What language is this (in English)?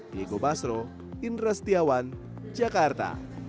Indonesian